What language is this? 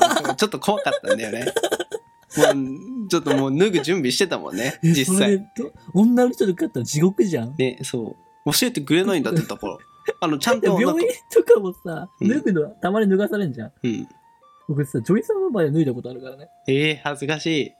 Japanese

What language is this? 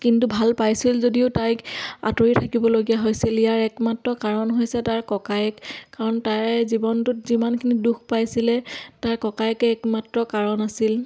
Assamese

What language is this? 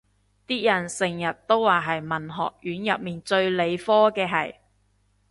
Cantonese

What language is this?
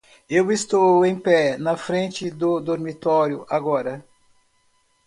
Portuguese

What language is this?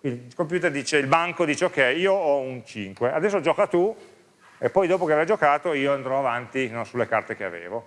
Italian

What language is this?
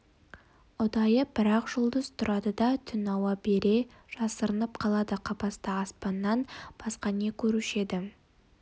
Kazakh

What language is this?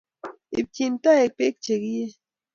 Kalenjin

